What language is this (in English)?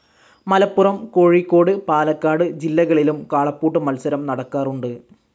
Malayalam